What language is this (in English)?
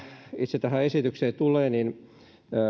Finnish